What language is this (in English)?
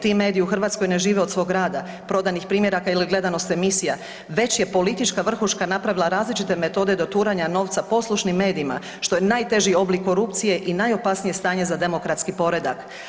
Croatian